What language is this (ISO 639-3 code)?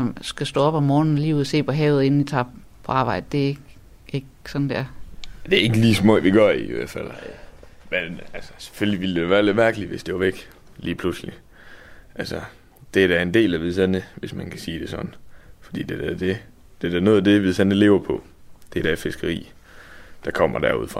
dan